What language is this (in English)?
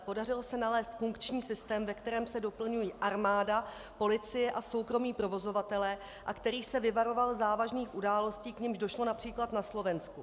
Czech